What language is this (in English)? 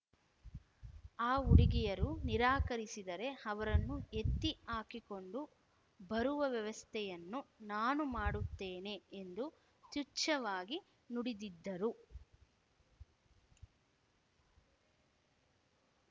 Kannada